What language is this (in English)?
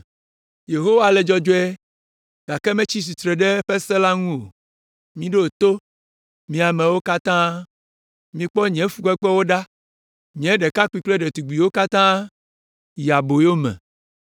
Ewe